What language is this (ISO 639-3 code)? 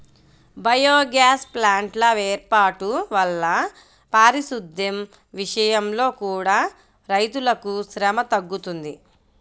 tel